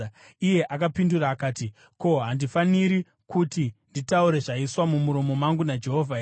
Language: Shona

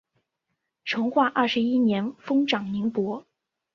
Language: Chinese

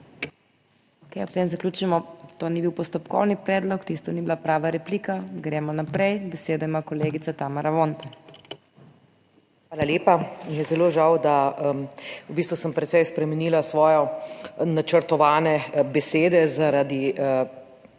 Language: Slovenian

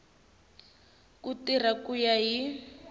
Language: Tsonga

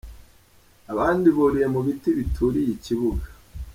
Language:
Kinyarwanda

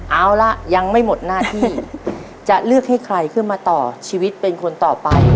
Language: Thai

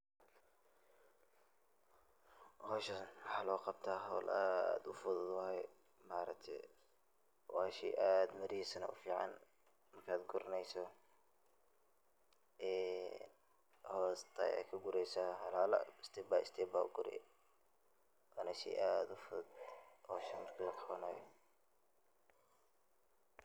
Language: Somali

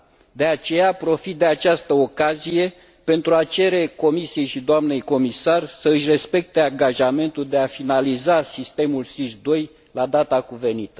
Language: Romanian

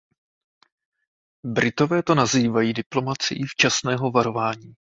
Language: Czech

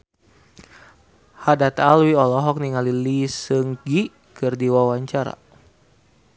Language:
Sundanese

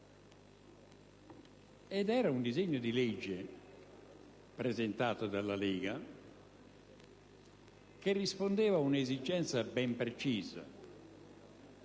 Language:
Italian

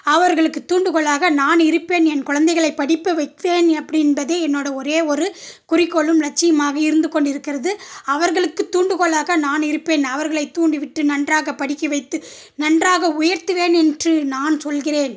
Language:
Tamil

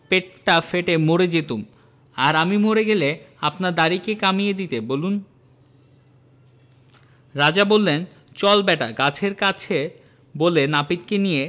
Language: Bangla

